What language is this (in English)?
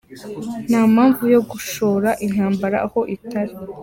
Kinyarwanda